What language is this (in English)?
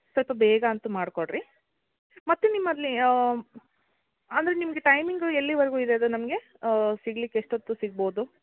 Kannada